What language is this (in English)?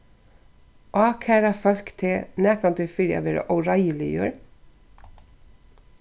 Faroese